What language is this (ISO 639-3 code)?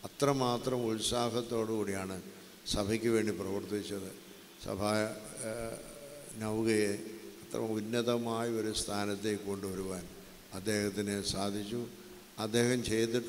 ron